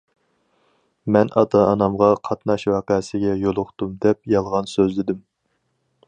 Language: Uyghur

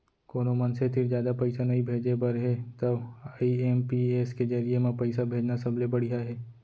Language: Chhattisgarhi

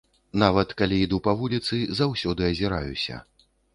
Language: Belarusian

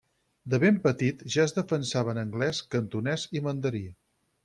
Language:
Catalan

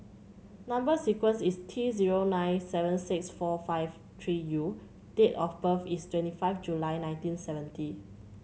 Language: English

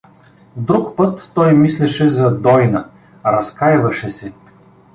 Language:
Bulgarian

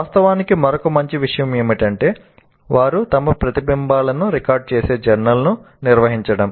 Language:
Telugu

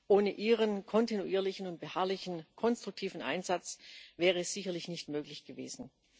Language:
German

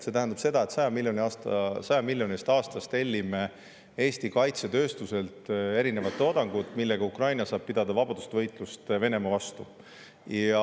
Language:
Estonian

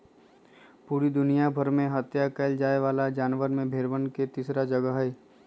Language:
Magahi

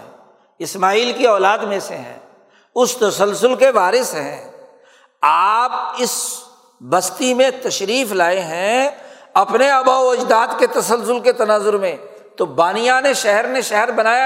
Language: Urdu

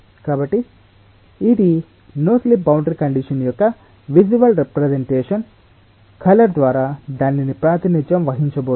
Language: Telugu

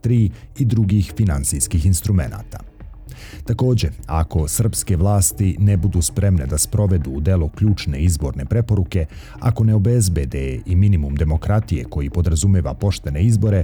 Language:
Croatian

